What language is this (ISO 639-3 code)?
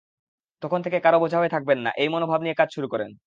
ben